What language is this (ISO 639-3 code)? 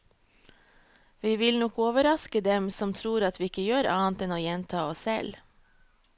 nor